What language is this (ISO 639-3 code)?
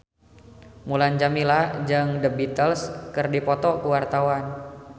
sun